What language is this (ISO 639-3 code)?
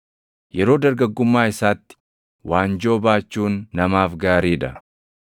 orm